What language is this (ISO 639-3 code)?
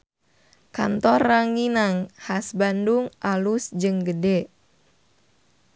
sun